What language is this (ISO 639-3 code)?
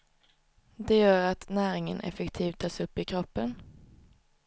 swe